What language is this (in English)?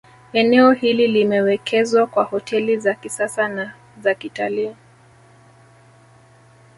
Swahili